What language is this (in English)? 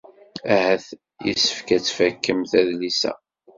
Kabyle